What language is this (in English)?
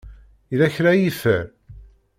Kabyle